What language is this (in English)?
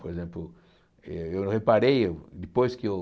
Portuguese